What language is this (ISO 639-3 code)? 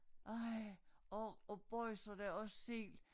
dan